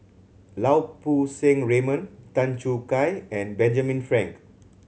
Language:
English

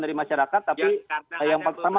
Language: Indonesian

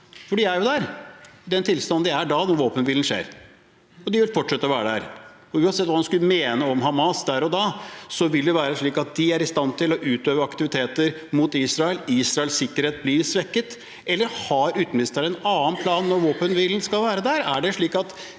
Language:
Norwegian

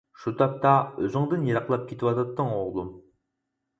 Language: Uyghur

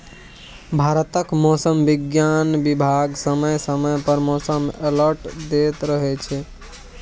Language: Maithili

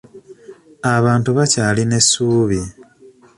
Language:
Ganda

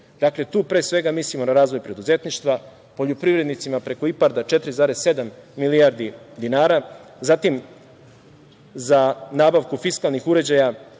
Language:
Serbian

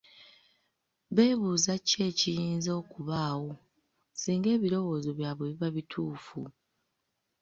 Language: Ganda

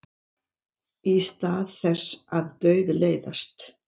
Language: Icelandic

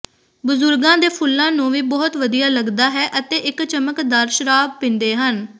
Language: Punjabi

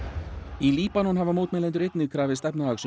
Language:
Icelandic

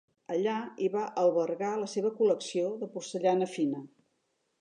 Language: Catalan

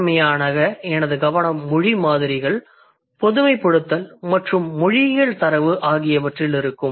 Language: Tamil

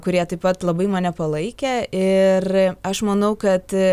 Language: Lithuanian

